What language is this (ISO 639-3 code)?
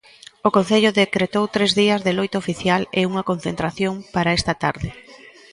glg